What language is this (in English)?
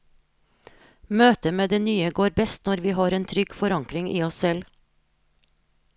Norwegian